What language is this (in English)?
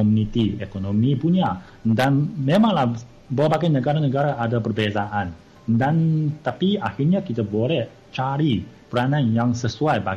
Malay